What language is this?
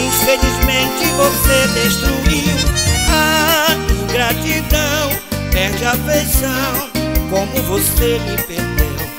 Portuguese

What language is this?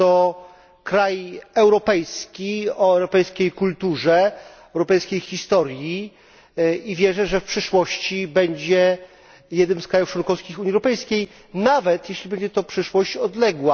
Polish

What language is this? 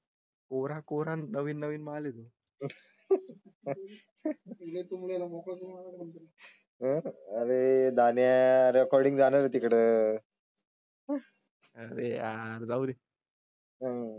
Marathi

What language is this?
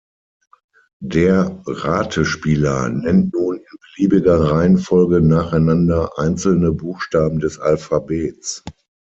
German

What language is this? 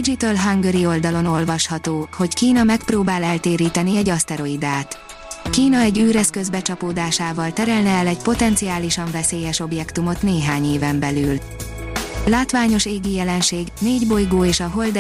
Hungarian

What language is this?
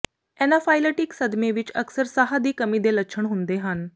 Punjabi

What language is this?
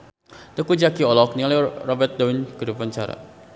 Sundanese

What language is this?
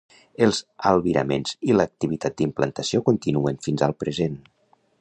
Catalan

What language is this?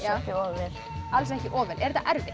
Icelandic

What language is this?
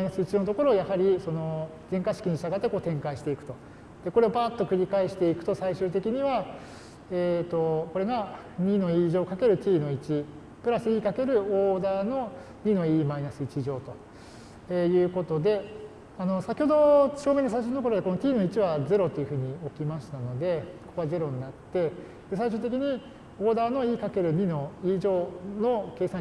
Japanese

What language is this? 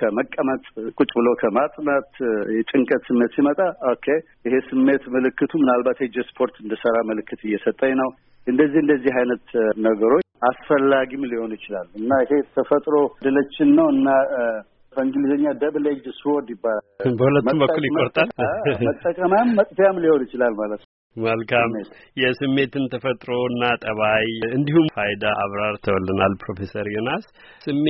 Amharic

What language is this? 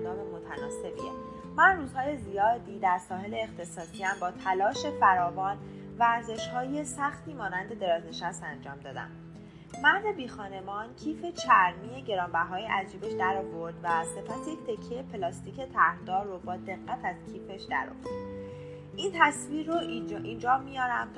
Persian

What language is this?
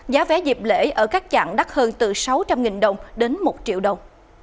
Vietnamese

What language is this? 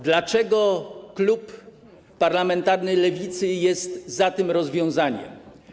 Polish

